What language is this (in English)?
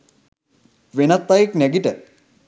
Sinhala